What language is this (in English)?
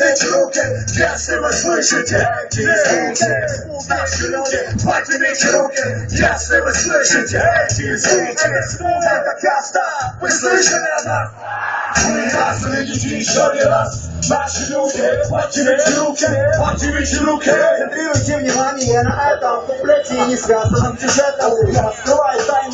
Czech